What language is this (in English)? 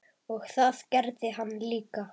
Icelandic